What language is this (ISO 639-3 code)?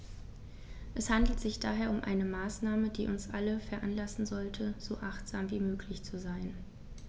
deu